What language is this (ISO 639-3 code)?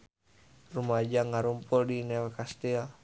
sun